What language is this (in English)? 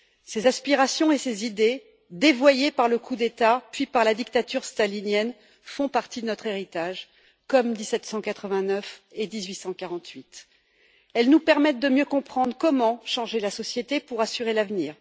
French